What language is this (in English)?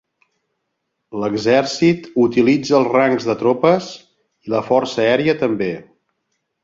Catalan